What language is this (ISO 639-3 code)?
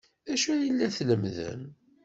kab